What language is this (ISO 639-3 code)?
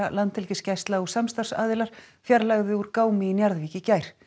isl